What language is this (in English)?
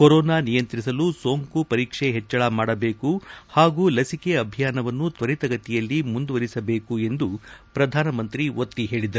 Kannada